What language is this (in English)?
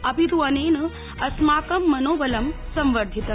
Sanskrit